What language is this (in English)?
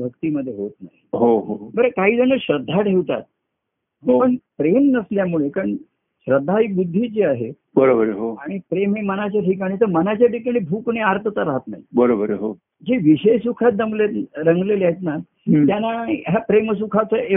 Marathi